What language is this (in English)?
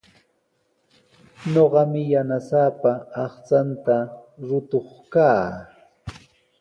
Sihuas Ancash Quechua